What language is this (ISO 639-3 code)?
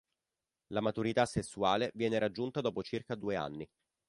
ita